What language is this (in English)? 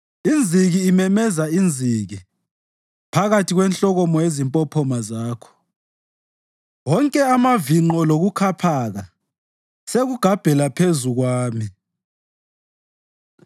North Ndebele